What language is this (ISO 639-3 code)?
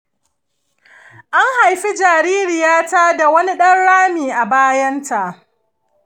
hau